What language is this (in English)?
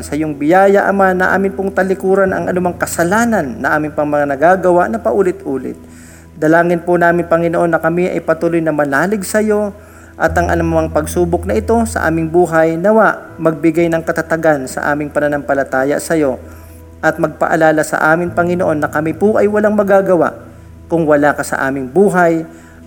Filipino